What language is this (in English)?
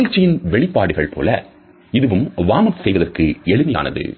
Tamil